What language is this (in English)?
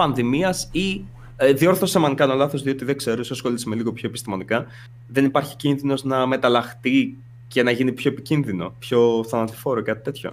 Greek